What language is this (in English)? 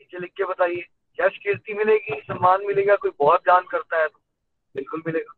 Hindi